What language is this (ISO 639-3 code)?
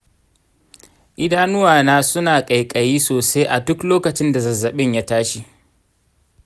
hau